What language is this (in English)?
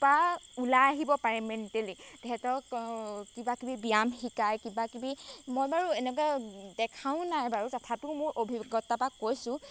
Assamese